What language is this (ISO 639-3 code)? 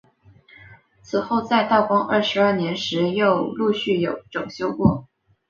zho